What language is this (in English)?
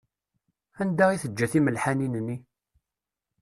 Kabyle